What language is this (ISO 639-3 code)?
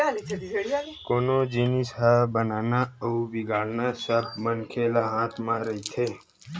hne